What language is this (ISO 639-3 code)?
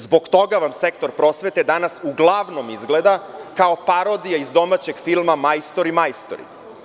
srp